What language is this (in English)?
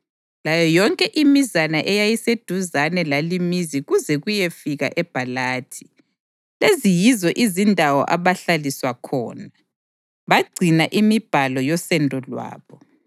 North Ndebele